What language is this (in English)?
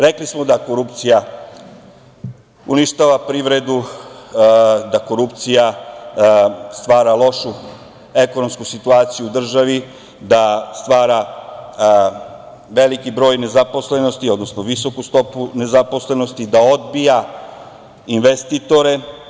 Serbian